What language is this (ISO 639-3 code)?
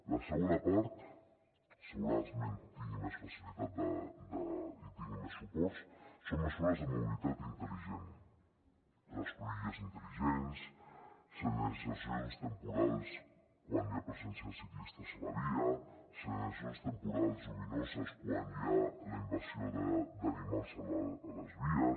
cat